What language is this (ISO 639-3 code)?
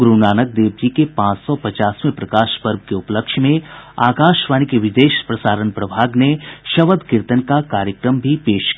hin